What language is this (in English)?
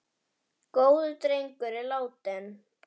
Icelandic